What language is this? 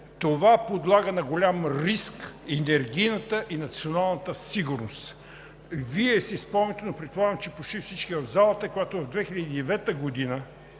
Bulgarian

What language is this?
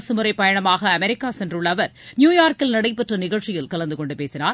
Tamil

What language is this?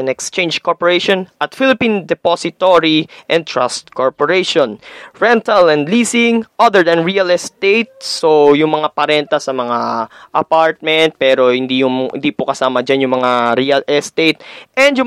Filipino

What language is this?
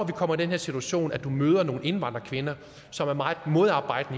Danish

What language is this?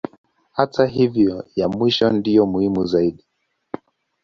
Swahili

